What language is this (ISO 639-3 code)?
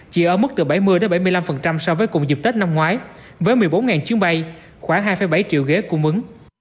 vie